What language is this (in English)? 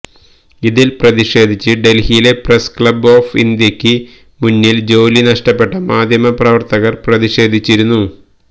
Malayalam